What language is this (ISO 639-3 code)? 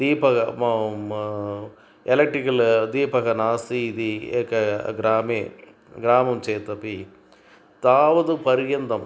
san